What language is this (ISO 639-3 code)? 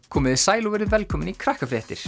isl